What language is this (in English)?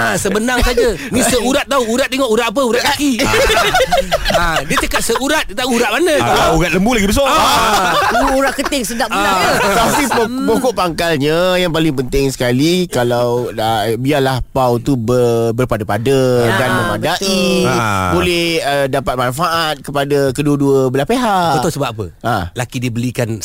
Malay